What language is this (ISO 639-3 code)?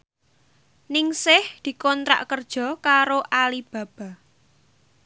jav